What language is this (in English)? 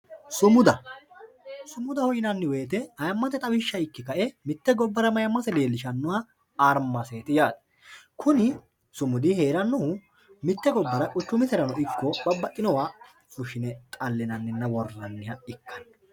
Sidamo